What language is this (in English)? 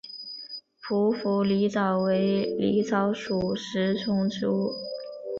Chinese